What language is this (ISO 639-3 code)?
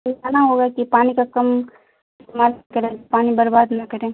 urd